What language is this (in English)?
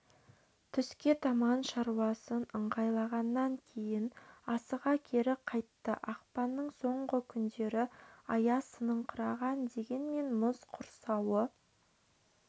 Kazakh